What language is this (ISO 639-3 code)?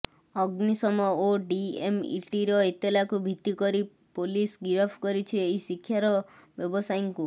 ori